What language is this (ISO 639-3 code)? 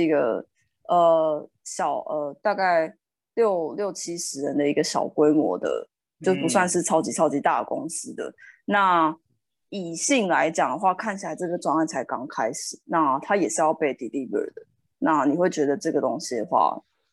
zho